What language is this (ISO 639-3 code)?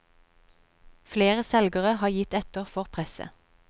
nor